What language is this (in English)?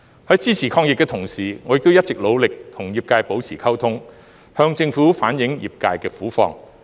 Cantonese